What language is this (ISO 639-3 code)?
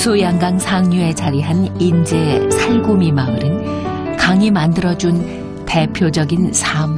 kor